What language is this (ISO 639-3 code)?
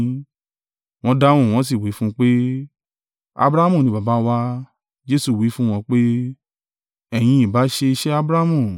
yor